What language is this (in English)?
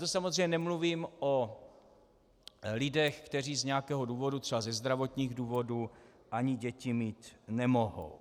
Czech